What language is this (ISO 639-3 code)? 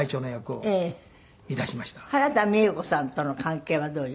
jpn